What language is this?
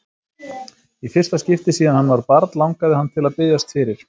Icelandic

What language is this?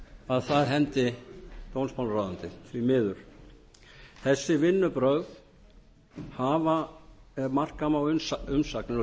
Icelandic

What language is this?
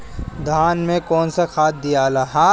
Bhojpuri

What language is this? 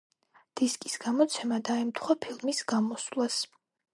Georgian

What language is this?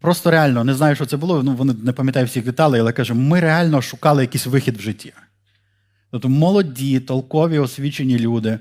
Ukrainian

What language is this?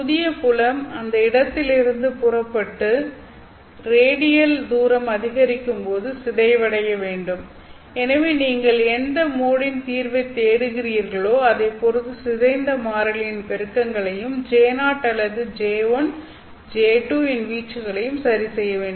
Tamil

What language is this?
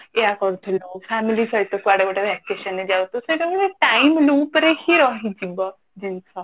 Odia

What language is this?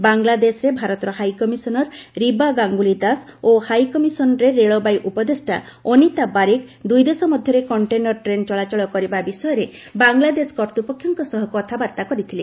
Odia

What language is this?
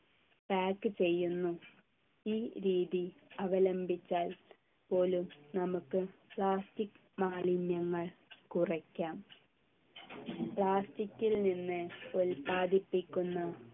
Malayalam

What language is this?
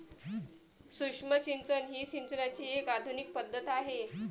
Marathi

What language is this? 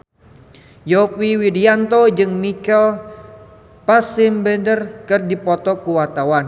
Sundanese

